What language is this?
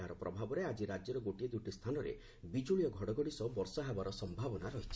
Odia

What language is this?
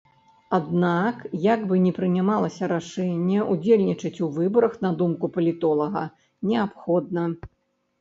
Belarusian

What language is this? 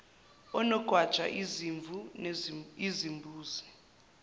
Zulu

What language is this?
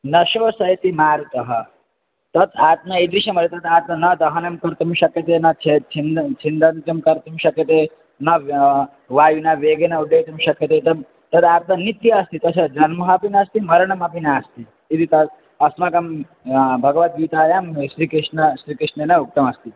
Sanskrit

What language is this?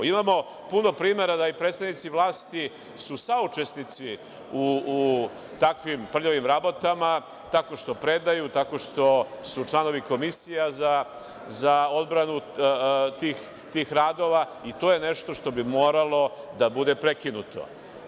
Serbian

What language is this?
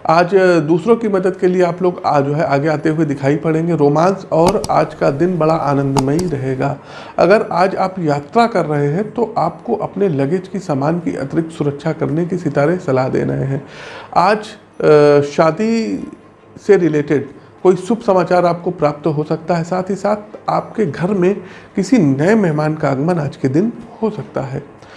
Hindi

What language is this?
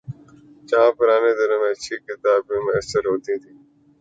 Urdu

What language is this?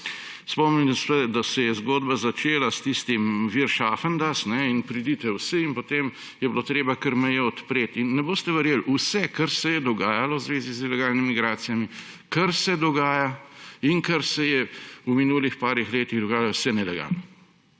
Slovenian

